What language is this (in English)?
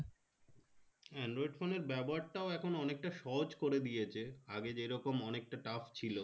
Bangla